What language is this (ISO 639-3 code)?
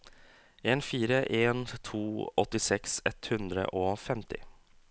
nor